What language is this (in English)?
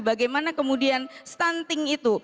Indonesian